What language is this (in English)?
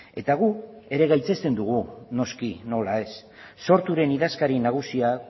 Basque